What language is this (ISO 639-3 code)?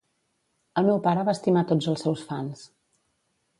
cat